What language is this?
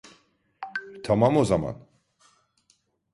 Turkish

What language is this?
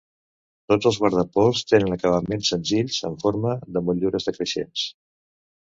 Catalan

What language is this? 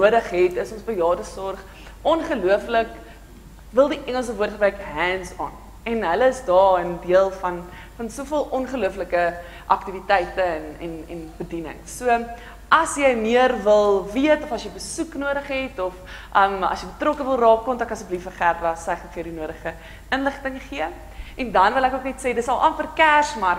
Dutch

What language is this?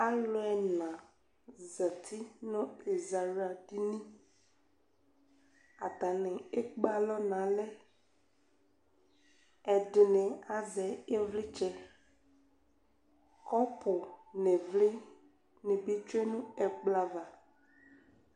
Ikposo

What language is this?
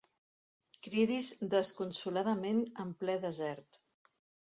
Catalan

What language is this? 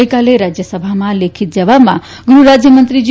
Gujarati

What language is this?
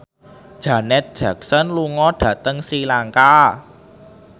Javanese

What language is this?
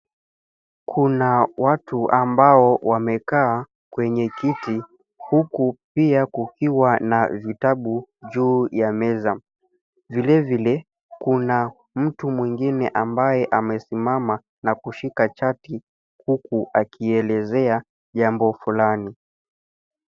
Swahili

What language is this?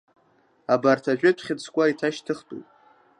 Abkhazian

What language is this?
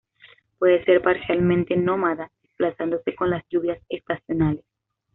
Spanish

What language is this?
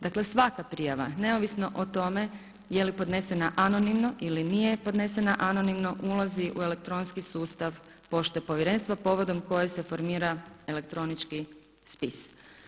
Croatian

